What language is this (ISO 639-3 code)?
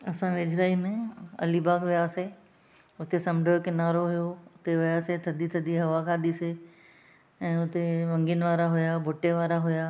snd